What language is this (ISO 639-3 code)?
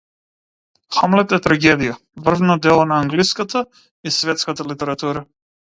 mkd